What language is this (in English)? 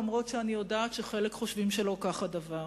Hebrew